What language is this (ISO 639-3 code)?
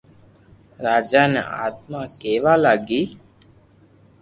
lrk